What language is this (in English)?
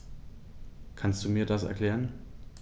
German